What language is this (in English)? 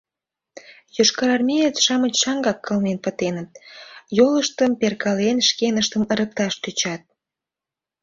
Mari